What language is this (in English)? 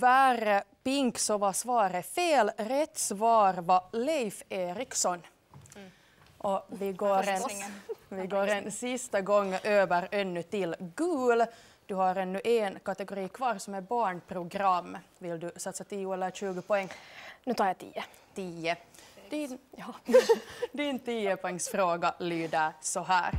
Swedish